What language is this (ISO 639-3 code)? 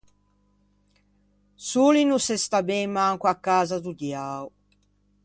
lij